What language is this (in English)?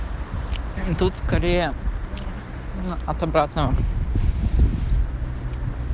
Russian